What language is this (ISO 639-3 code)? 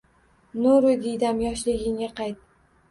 uzb